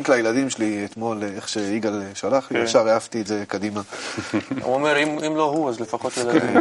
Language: Hebrew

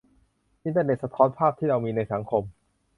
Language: Thai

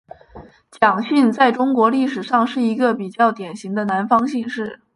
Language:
Chinese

